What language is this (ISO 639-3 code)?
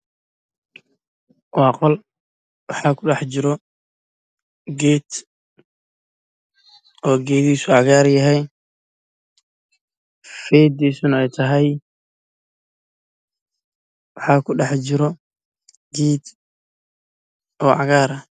som